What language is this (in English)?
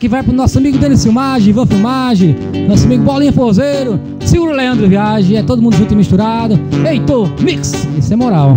Portuguese